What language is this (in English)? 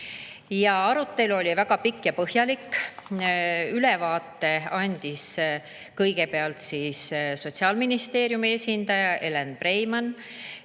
Estonian